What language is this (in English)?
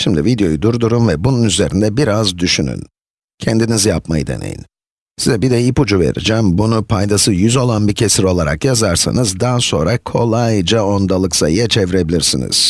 Turkish